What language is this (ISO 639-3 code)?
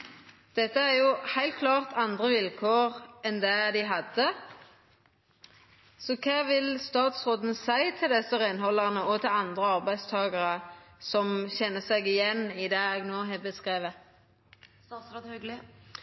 nno